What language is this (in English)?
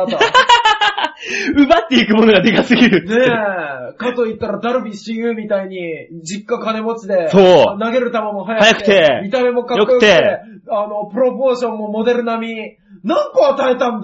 Japanese